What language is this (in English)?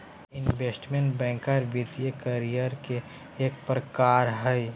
Magahi